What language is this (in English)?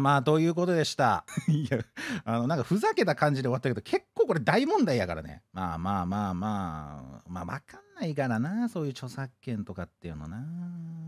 Japanese